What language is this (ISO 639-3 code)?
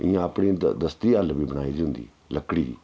doi